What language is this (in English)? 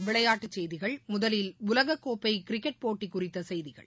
Tamil